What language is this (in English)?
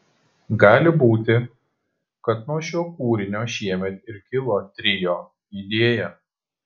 Lithuanian